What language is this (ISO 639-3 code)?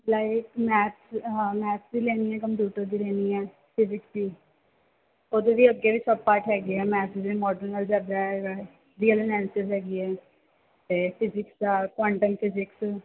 pan